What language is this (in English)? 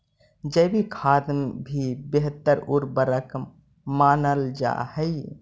Magahi